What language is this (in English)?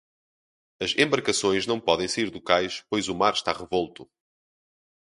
Portuguese